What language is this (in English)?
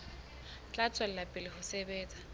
Southern Sotho